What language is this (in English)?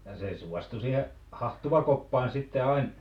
Finnish